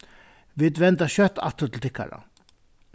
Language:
Faroese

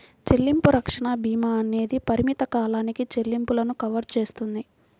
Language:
Telugu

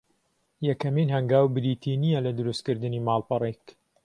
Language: Central Kurdish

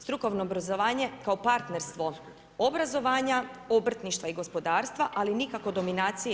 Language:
Croatian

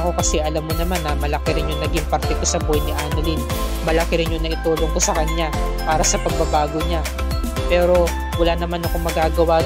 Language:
Filipino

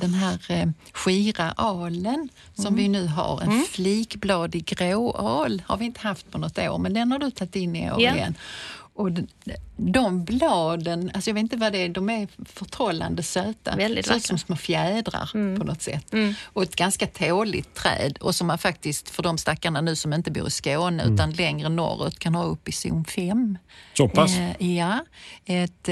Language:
Swedish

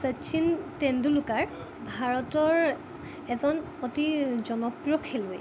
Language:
Assamese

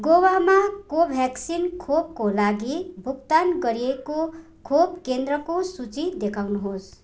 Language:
Nepali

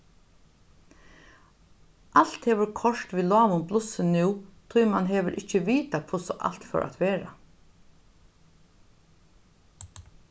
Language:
Faroese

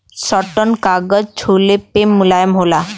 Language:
Bhojpuri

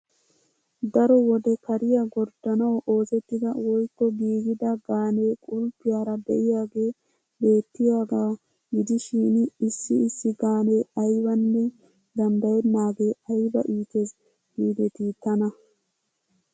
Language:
Wolaytta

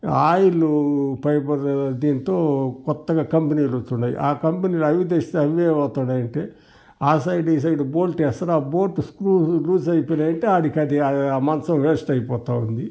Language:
Telugu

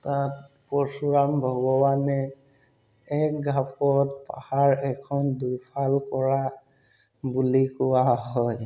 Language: Assamese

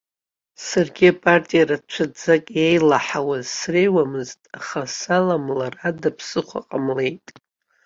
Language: Abkhazian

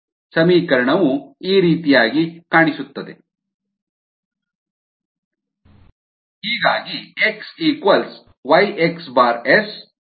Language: Kannada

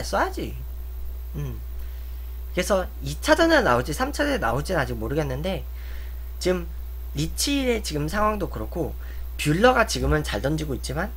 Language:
Korean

